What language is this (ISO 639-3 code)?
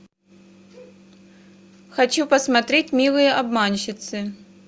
rus